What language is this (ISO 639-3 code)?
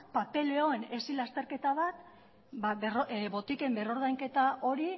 eus